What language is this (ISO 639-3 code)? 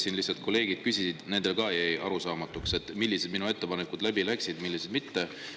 est